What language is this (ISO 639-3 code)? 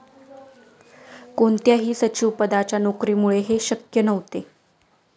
mar